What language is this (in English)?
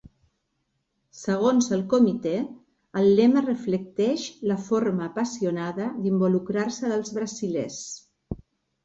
Catalan